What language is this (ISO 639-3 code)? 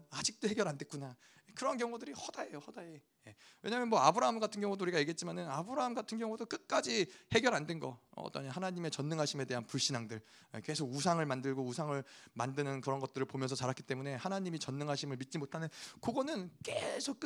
kor